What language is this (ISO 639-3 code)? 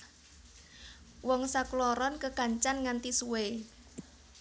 jav